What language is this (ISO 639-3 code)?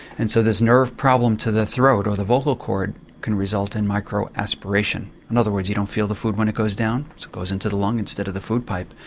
eng